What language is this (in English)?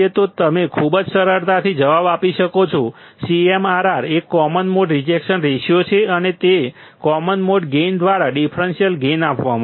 Gujarati